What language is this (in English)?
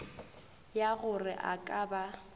Northern Sotho